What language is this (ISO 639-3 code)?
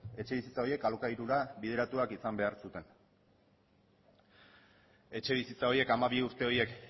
eus